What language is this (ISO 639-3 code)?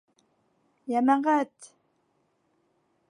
bak